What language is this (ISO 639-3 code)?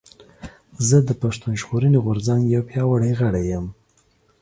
pus